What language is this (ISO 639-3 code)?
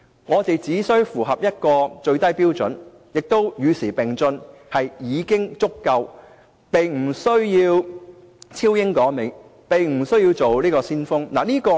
yue